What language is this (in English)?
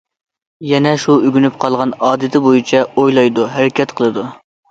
Uyghur